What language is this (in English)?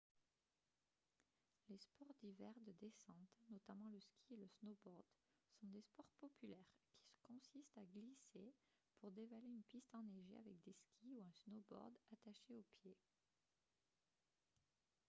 French